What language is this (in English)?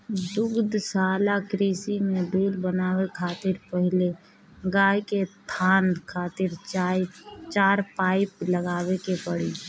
Bhojpuri